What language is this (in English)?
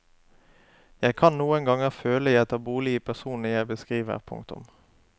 Norwegian